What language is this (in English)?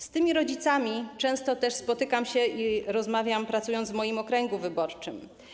Polish